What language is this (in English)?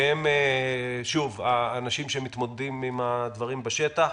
Hebrew